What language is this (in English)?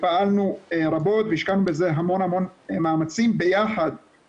Hebrew